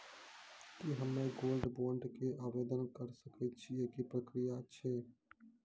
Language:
Maithili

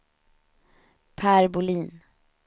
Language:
Swedish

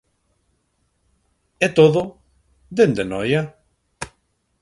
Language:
Galician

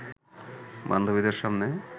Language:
Bangla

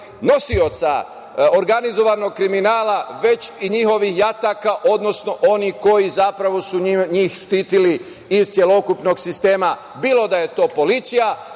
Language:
Serbian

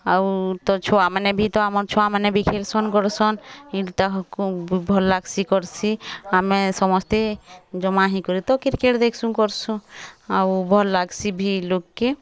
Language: Odia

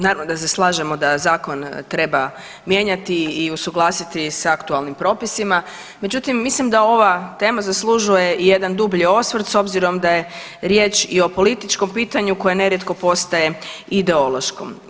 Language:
Croatian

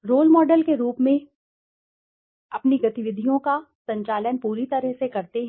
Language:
Hindi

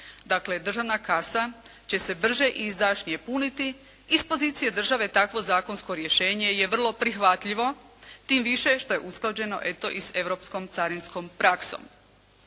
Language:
Croatian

